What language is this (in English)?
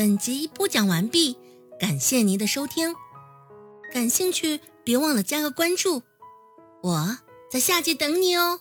Chinese